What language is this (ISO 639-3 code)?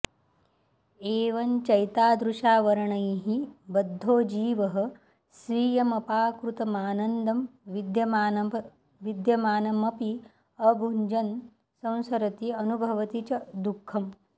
san